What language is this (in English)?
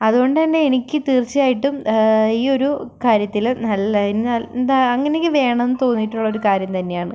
Malayalam